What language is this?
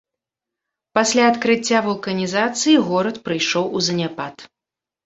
Belarusian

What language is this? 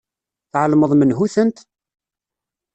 Kabyle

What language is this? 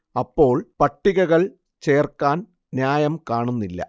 Malayalam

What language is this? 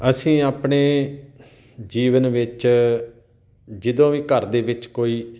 Punjabi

